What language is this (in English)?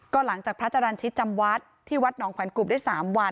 Thai